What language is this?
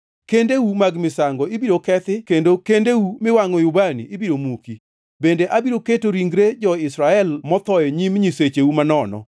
Luo (Kenya and Tanzania)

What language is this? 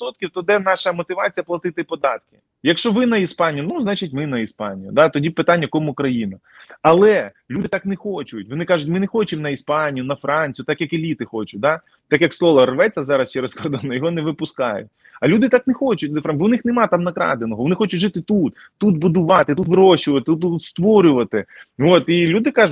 Ukrainian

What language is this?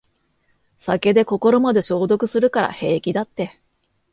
Japanese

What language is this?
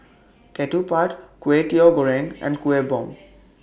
English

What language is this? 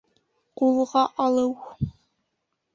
Bashkir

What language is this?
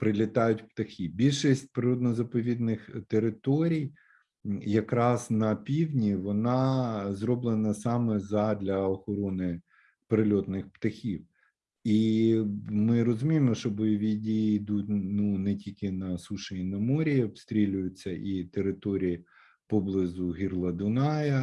Ukrainian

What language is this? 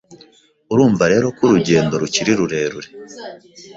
Kinyarwanda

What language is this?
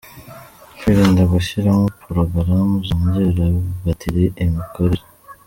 Kinyarwanda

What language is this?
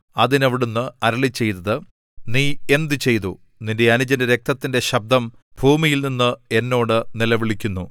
Malayalam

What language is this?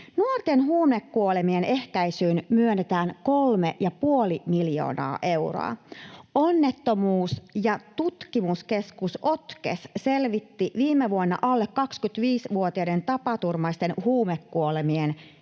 Finnish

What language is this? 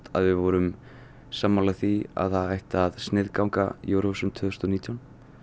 Icelandic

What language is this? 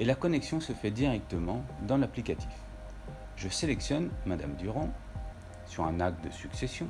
French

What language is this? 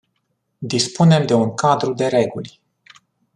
Romanian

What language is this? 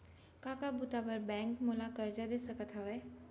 Chhattisgarhi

